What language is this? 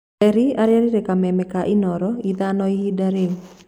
Kikuyu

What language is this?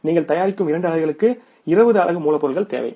Tamil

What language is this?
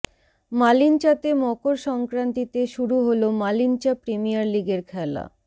Bangla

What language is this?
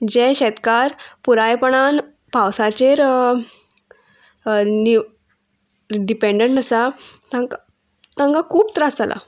Konkani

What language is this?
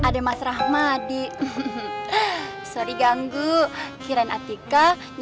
Indonesian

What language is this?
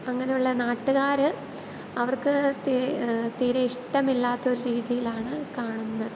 Malayalam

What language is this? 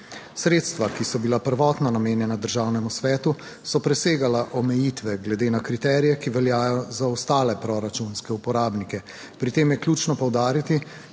Slovenian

